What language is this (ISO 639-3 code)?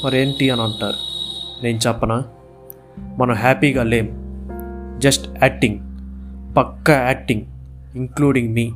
tel